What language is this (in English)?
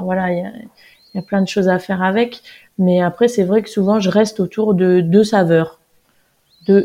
French